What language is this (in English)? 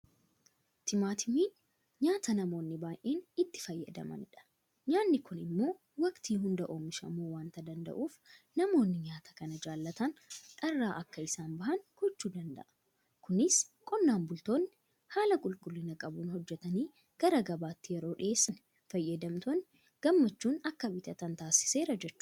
Oromo